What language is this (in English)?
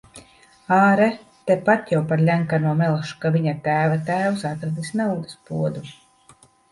Latvian